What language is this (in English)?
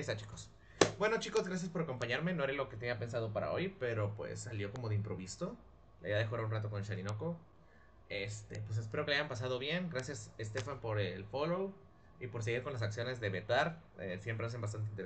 Spanish